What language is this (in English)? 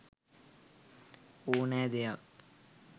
Sinhala